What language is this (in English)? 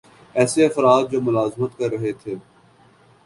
Urdu